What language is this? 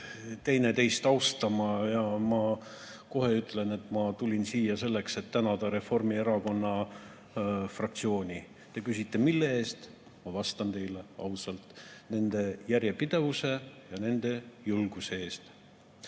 Estonian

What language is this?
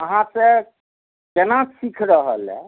Maithili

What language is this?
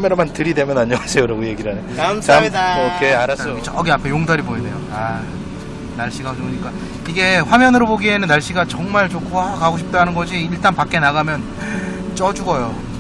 Korean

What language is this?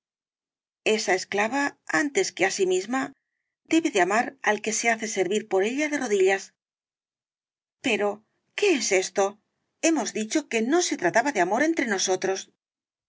Spanish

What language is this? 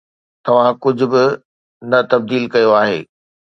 Sindhi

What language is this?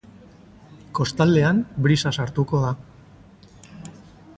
Basque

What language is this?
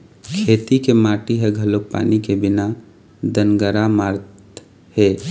Chhattisgarhi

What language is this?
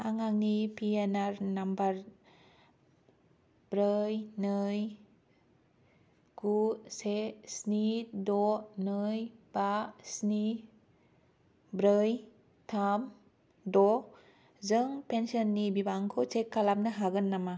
Bodo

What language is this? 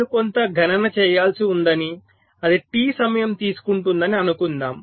Telugu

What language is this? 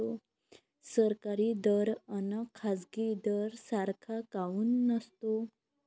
Marathi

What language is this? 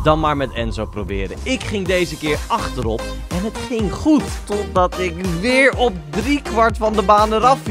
Dutch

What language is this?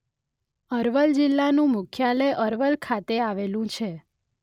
Gujarati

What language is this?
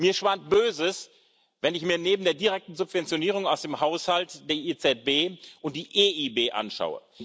German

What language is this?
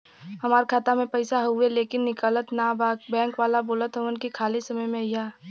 Bhojpuri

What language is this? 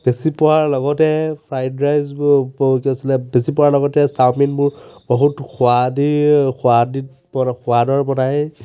Assamese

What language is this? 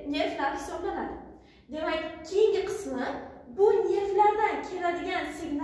Turkish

